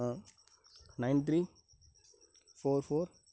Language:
Tamil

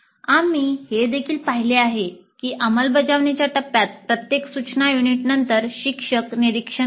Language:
Marathi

